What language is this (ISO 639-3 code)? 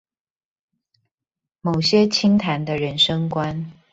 zho